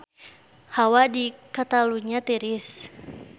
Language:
Sundanese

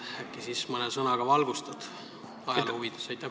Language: Estonian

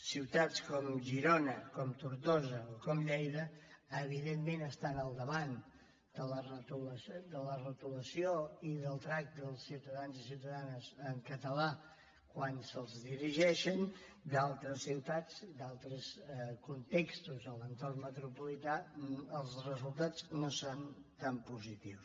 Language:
Catalan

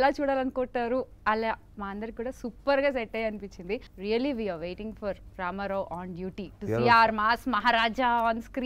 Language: Telugu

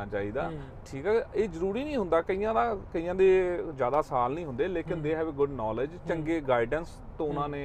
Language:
Punjabi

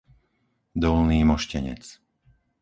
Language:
Slovak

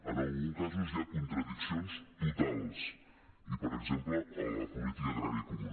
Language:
Catalan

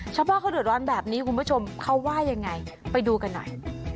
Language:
Thai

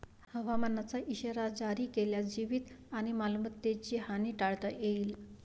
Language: Marathi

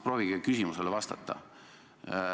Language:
Estonian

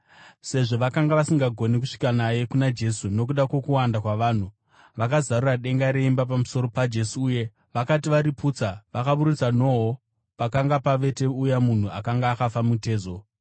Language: Shona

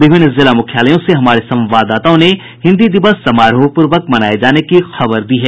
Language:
Hindi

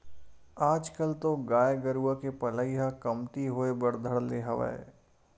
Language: Chhattisgarhi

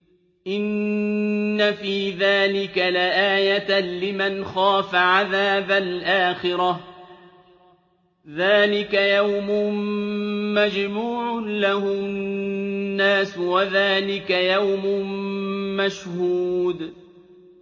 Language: Arabic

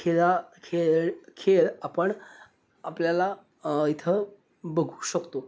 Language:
Marathi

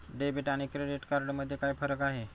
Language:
Marathi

